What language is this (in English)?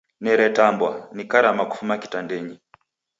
Taita